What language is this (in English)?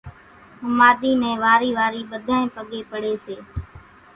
Kachi Koli